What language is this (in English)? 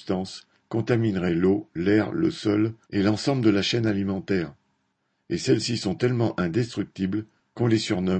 French